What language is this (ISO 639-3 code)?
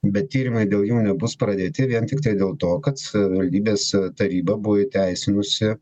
lit